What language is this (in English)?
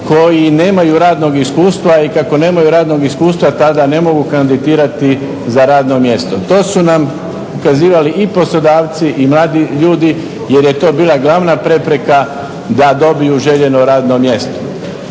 Croatian